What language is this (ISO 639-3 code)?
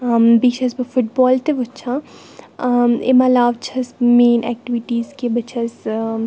kas